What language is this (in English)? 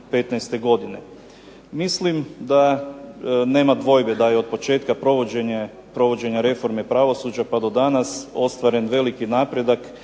Croatian